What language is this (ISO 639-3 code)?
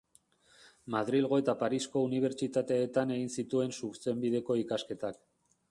eus